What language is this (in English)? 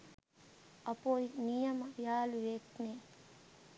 Sinhala